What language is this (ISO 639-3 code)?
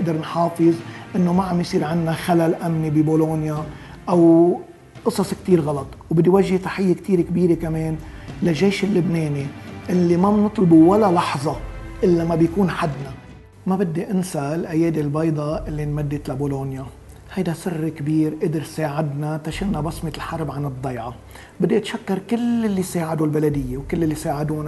ara